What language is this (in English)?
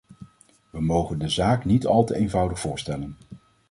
Dutch